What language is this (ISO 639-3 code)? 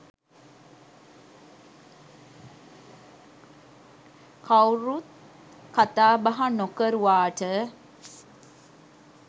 sin